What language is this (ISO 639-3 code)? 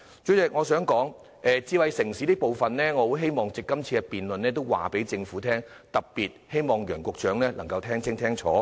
yue